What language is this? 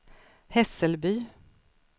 Swedish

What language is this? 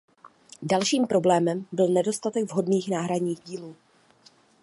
Czech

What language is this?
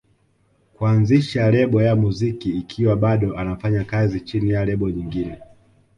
Swahili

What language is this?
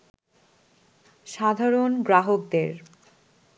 Bangla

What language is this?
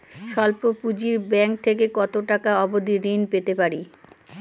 Bangla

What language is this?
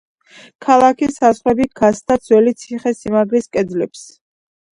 Georgian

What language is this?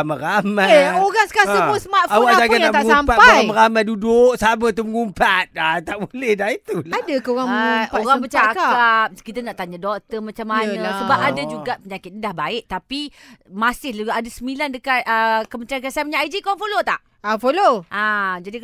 Malay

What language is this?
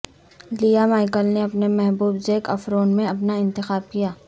Urdu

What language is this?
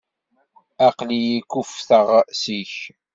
Kabyle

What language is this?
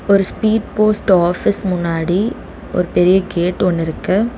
Tamil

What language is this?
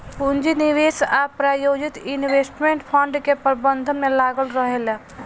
Bhojpuri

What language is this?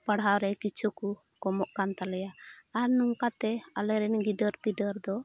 Santali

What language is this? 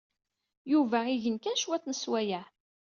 Kabyle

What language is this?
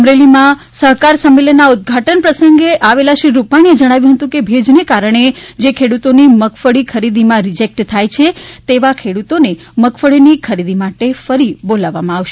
Gujarati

